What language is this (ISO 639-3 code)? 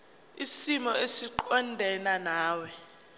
zul